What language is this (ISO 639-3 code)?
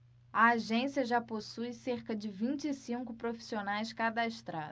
por